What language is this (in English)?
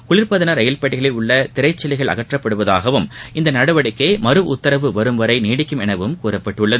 Tamil